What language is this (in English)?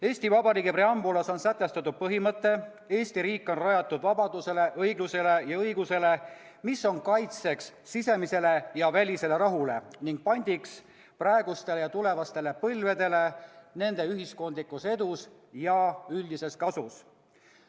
Estonian